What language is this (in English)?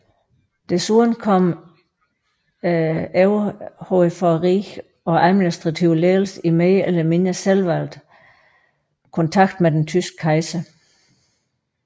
Danish